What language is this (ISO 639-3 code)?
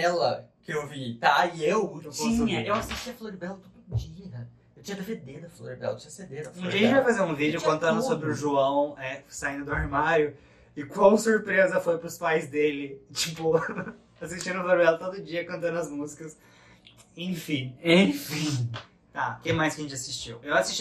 por